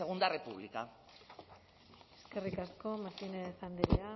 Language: Basque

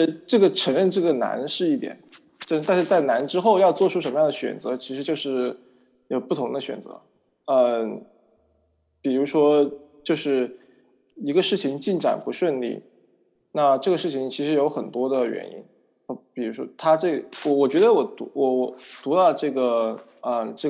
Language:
Chinese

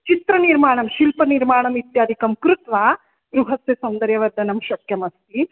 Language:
Sanskrit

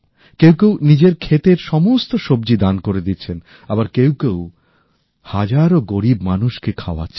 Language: Bangla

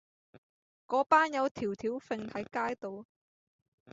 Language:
Cantonese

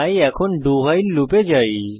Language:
Bangla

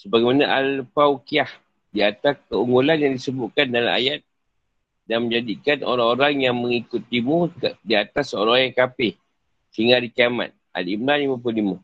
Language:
Malay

